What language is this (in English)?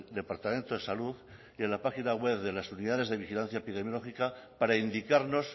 Spanish